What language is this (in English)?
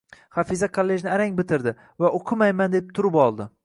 Uzbek